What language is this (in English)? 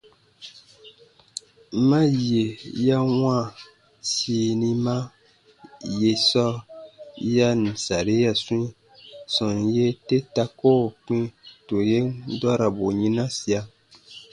Baatonum